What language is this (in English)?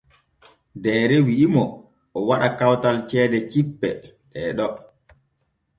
Borgu Fulfulde